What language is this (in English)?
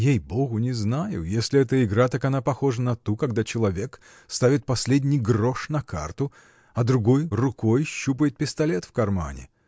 Russian